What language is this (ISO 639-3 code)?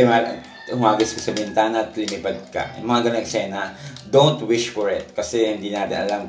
fil